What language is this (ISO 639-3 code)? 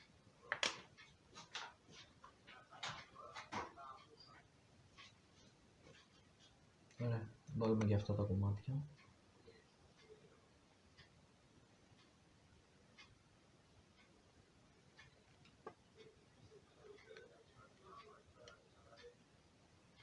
ell